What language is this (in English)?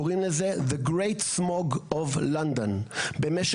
Hebrew